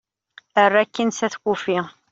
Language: Kabyle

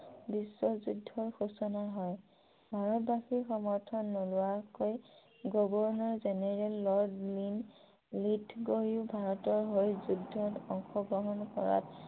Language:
Assamese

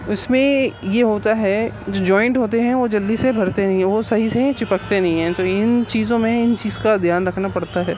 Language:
Urdu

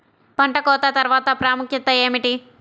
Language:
Telugu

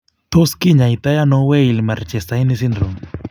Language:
Kalenjin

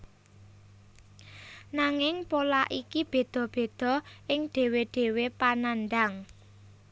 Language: Javanese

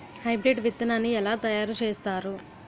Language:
Telugu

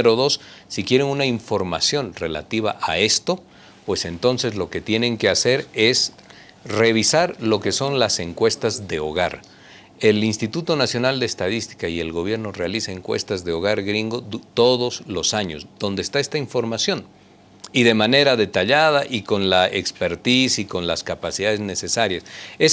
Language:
Spanish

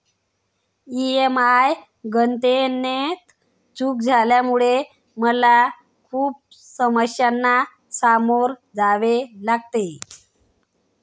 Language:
Marathi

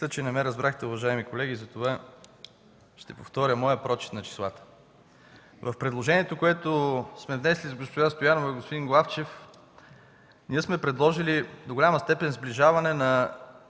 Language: Bulgarian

